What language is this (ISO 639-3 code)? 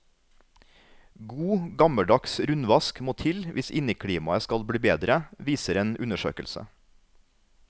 nor